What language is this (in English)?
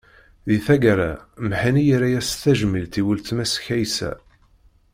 Kabyle